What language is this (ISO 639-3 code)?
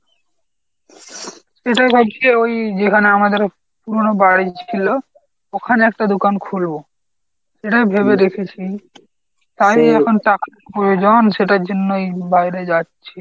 ben